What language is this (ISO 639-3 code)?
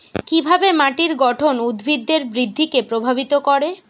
ben